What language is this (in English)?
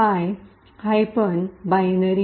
Marathi